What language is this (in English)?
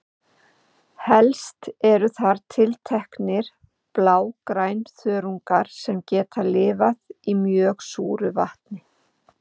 Icelandic